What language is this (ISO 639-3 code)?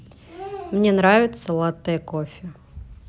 rus